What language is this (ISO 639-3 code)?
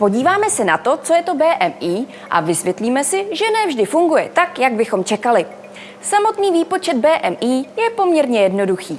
ces